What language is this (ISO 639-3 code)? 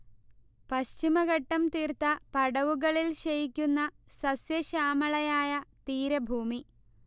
mal